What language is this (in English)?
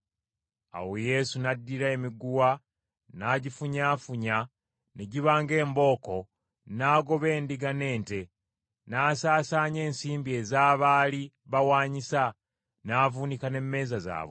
Ganda